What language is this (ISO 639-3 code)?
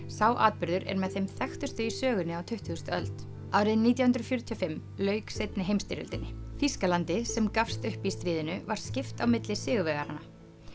isl